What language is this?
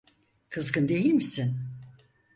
Turkish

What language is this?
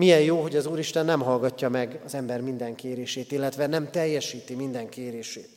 Hungarian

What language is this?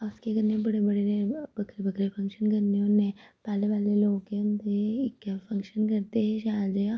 Dogri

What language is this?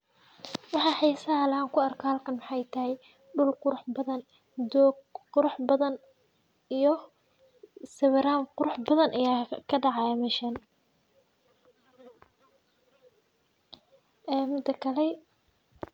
Somali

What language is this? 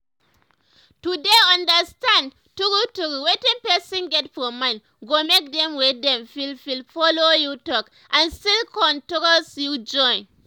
Nigerian Pidgin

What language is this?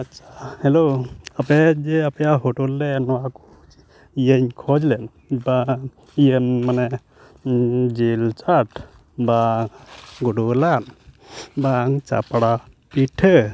Santali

